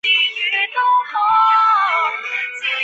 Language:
Chinese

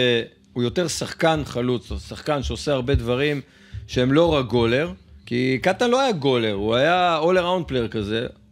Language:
Hebrew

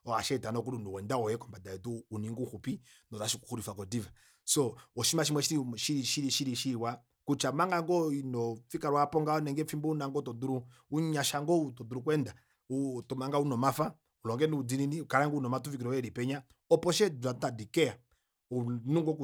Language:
Kuanyama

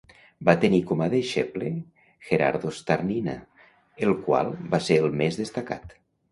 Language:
Catalan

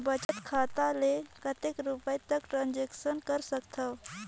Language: Chhattisgarhi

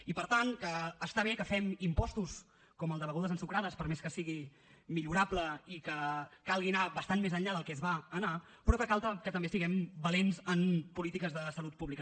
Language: Catalan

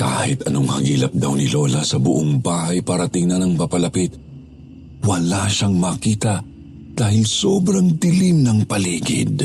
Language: Filipino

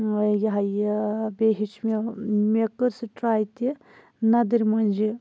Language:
Kashmiri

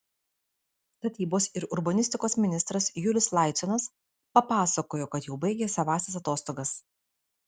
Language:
Lithuanian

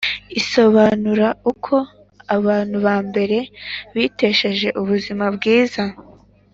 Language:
Kinyarwanda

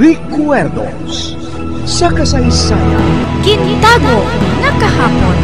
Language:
Filipino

